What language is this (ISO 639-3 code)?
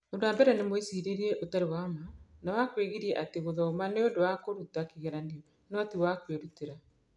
kik